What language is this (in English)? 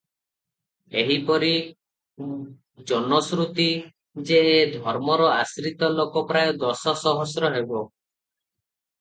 Odia